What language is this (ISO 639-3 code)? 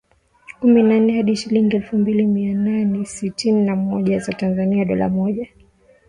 swa